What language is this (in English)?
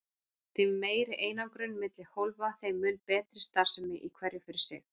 Icelandic